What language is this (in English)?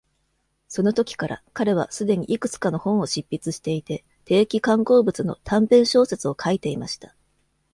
Japanese